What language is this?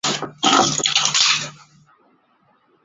Chinese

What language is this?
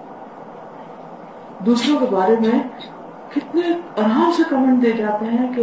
Urdu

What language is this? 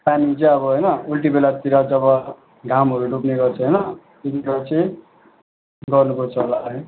Nepali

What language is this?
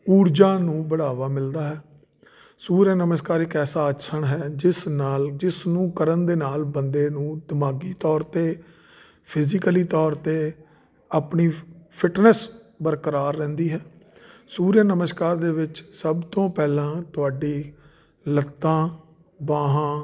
Punjabi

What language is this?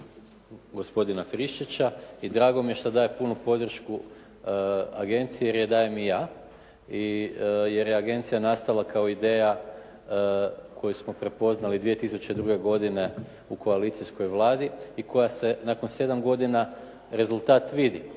Croatian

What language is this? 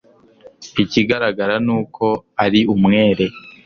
Kinyarwanda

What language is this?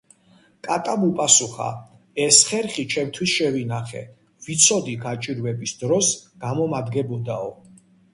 Georgian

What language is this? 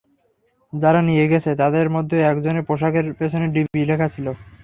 Bangla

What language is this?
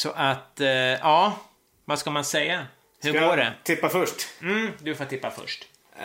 Swedish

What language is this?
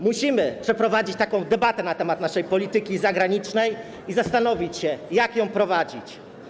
Polish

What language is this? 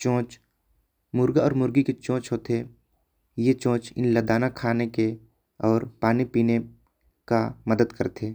Korwa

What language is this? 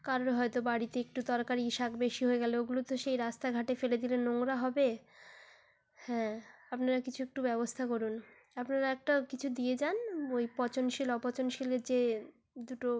Bangla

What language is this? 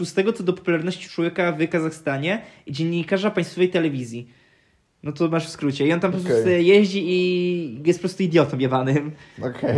Polish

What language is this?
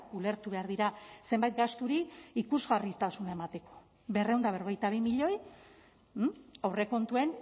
Basque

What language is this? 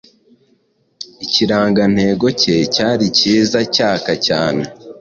Kinyarwanda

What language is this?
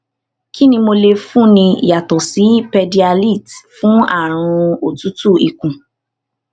Yoruba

